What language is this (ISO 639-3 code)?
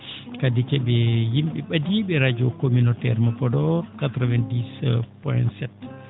ful